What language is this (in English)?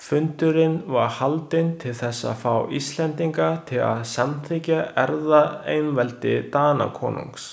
Icelandic